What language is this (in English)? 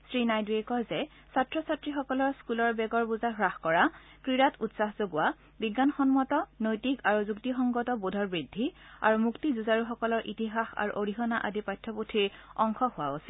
Assamese